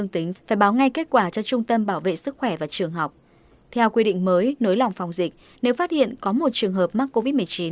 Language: Vietnamese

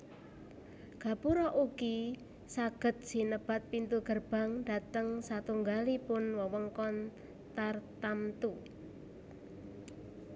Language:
Javanese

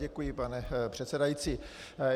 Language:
Czech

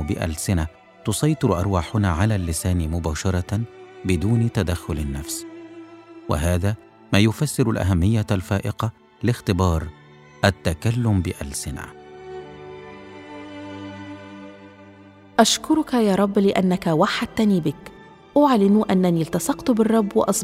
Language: Arabic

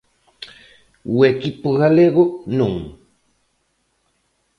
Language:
Galician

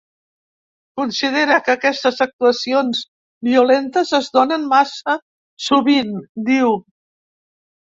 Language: Catalan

